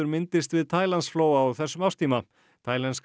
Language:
Icelandic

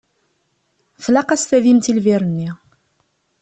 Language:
Kabyle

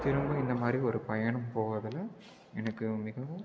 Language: Tamil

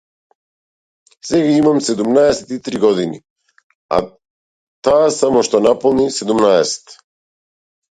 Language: Macedonian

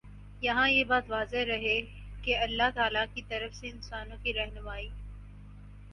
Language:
Urdu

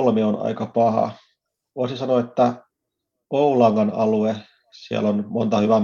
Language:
Finnish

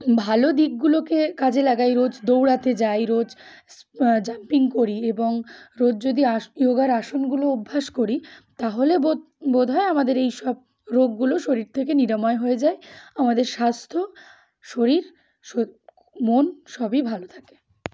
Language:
Bangla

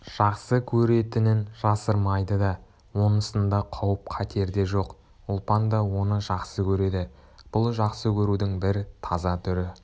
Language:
Kazakh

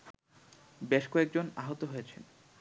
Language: Bangla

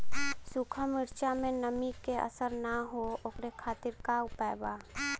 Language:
Bhojpuri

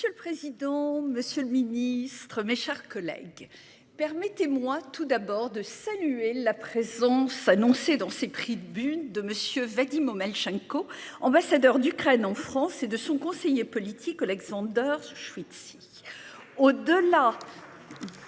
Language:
French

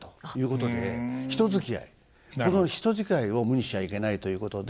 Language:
Japanese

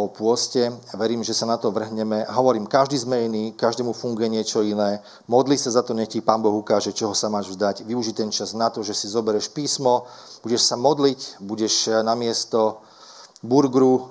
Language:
Slovak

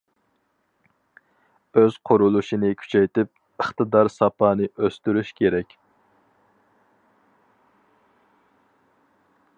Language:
Uyghur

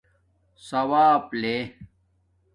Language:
Domaaki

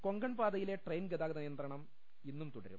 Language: Malayalam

